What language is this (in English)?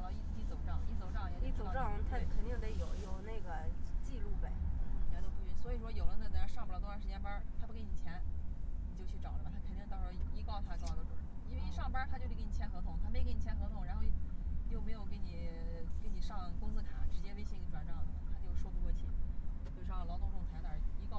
Chinese